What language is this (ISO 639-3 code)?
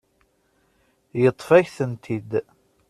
kab